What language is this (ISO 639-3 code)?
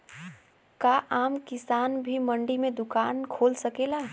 bho